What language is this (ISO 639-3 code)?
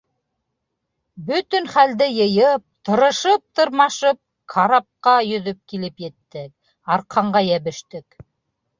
bak